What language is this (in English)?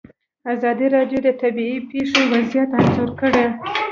Pashto